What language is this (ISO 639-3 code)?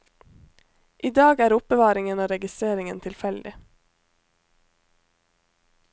nor